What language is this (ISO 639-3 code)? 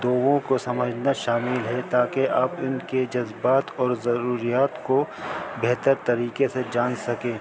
urd